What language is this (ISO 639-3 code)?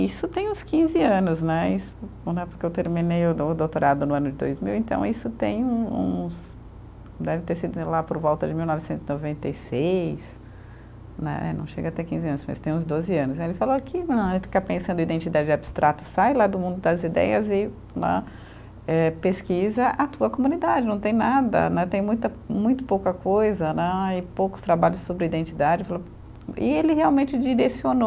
por